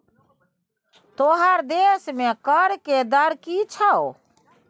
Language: Maithili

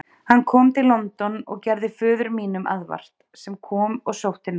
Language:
Icelandic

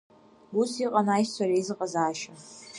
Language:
Abkhazian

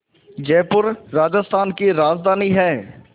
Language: Hindi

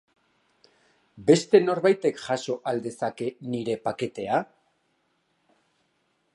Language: Basque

